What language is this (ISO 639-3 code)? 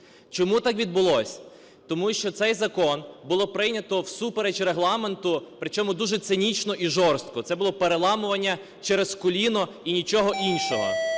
ukr